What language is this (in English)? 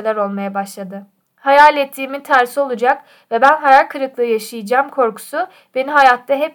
Turkish